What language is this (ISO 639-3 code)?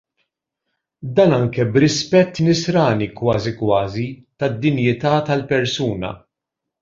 mlt